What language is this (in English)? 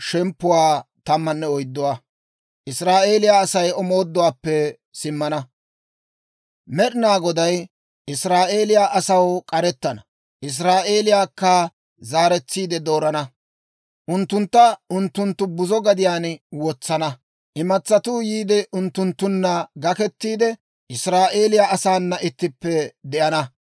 Dawro